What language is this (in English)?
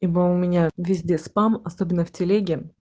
Russian